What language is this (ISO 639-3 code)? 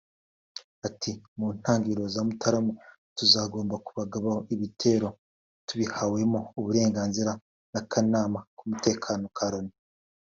kin